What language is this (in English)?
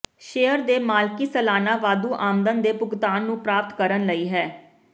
Punjabi